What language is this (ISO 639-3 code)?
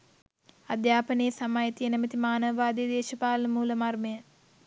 sin